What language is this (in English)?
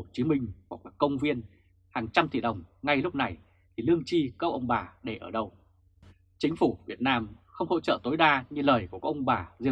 Vietnamese